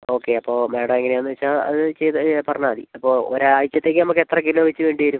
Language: Malayalam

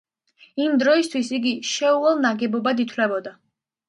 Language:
Georgian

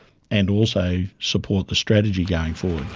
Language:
English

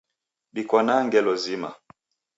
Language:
Taita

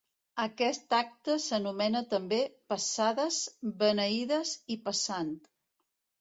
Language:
Catalan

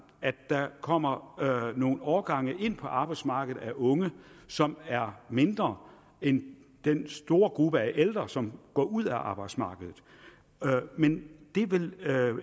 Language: Danish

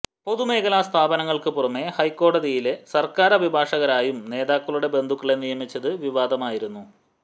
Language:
Malayalam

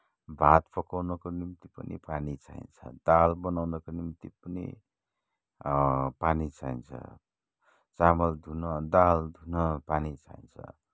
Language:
Nepali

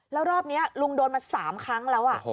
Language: Thai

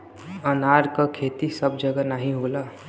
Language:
Bhojpuri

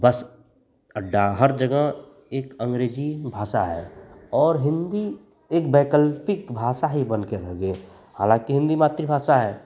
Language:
Hindi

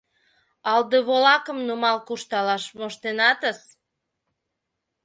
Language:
Mari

